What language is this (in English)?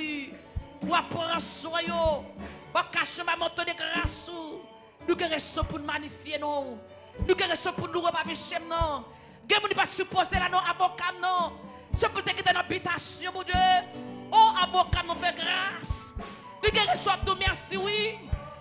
French